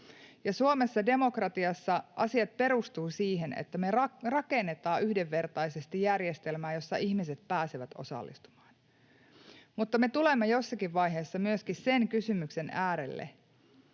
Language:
Finnish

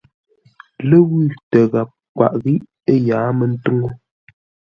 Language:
Ngombale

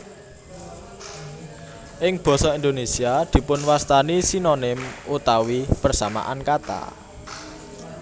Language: Javanese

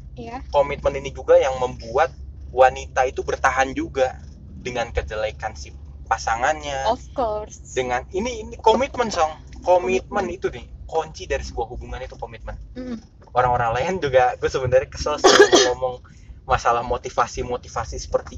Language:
Indonesian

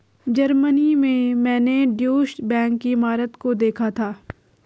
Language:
Hindi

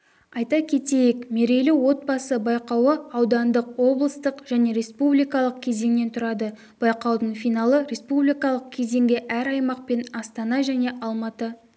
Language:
Kazakh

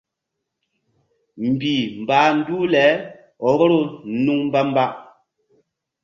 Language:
Mbum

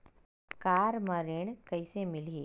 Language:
Chhattisgarhi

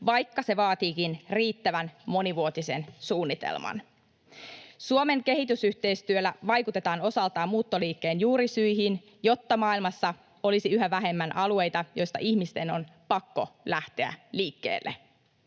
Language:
Finnish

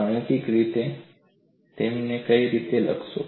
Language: Gujarati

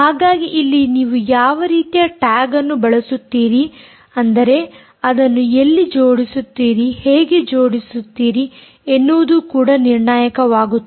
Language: Kannada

